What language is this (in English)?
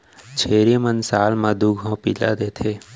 Chhattisgarhi